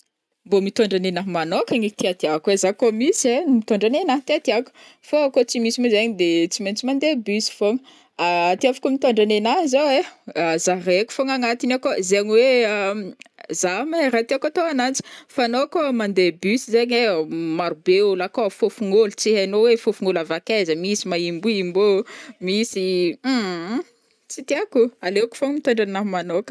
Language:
Northern Betsimisaraka Malagasy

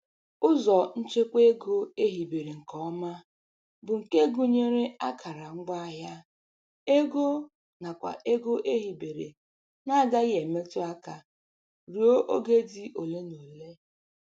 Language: Igbo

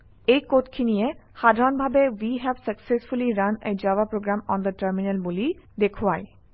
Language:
Assamese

